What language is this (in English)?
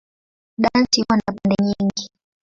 Swahili